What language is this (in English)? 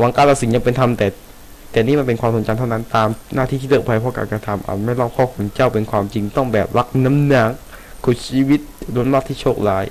Thai